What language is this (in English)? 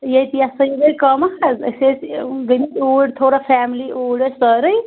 Kashmiri